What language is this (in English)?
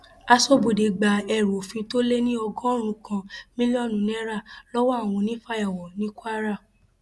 Yoruba